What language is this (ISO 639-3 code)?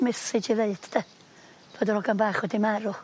cym